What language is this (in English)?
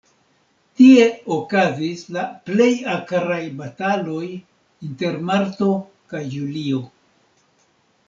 Esperanto